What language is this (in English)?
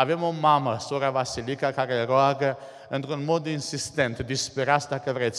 Romanian